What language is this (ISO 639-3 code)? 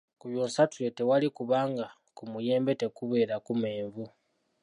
lug